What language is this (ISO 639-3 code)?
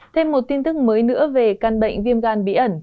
vie